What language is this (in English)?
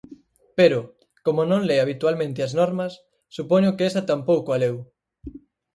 Galician